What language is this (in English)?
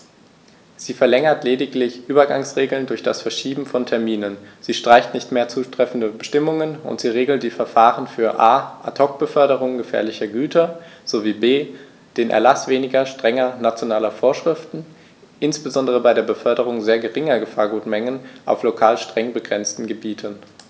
German